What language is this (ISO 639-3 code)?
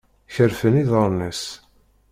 kab